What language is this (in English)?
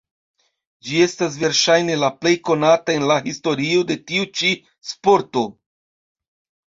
Esperanto